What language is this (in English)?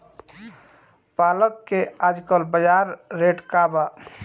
Bhojpuri